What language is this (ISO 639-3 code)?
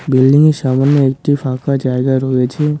ben